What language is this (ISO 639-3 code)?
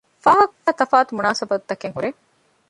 div